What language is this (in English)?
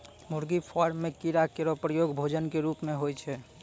Maithili